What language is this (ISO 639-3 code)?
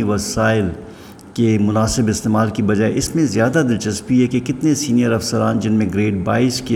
urd